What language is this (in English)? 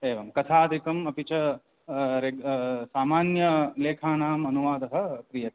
Sanskrit